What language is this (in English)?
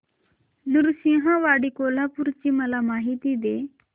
Marathi